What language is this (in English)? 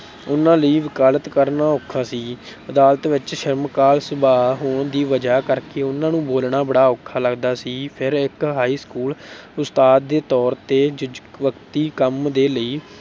Punjabi